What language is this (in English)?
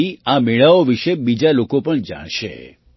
Gujarati